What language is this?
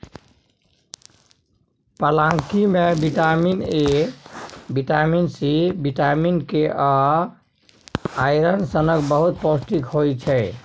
Maithili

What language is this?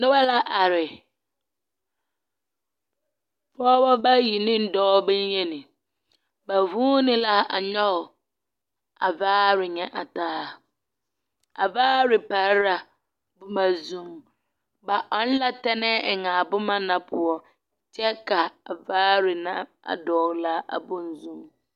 Southern Dagaare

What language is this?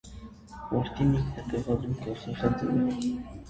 Armenian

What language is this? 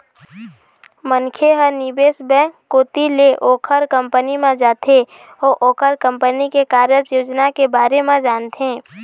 Chhattisgarhi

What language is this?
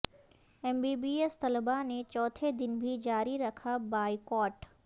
Urdu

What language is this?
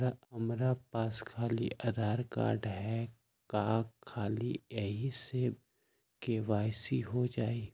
Magahi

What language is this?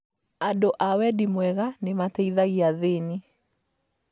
Kikuyu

